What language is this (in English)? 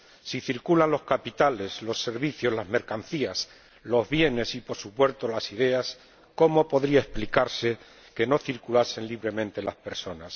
Spanish